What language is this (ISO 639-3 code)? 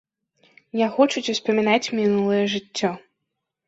bel